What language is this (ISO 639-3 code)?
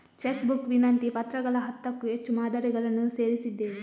kan